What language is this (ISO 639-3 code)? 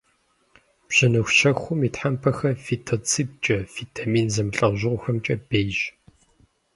kbd